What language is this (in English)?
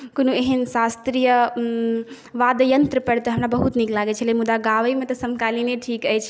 Maithili